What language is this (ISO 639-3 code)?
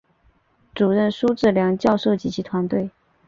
zho